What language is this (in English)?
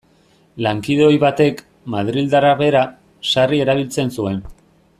Basque